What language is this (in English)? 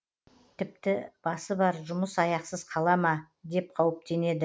Kazakh